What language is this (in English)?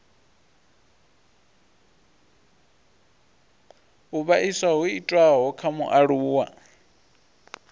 Venda